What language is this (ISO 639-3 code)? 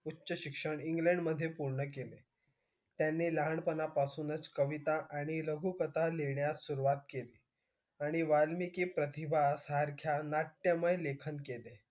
mar